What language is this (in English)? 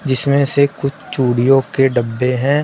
Hindi